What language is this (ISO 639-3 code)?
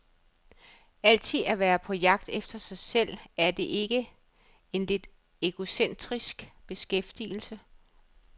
dan